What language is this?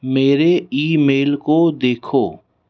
Hindi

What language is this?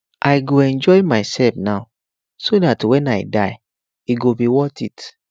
Nigerian Pidgin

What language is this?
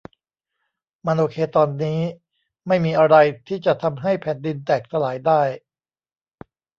Thai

